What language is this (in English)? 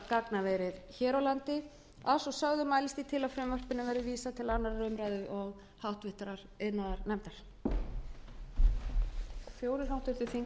Icelandic